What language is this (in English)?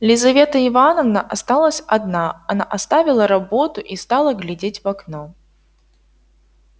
Russian